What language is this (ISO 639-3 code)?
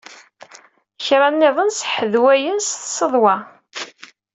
kab